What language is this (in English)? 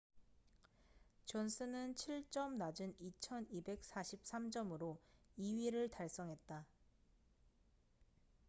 Korean